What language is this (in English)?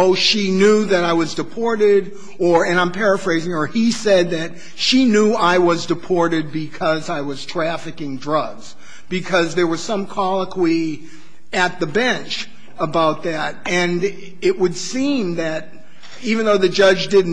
English